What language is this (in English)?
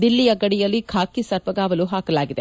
Kannada